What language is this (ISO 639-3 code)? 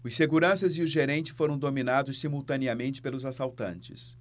por